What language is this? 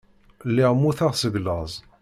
Kabyle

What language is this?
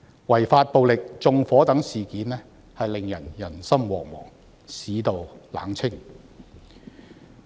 Cantonese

